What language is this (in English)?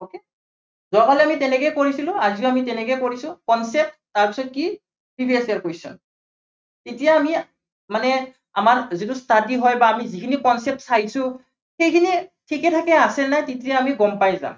Assamese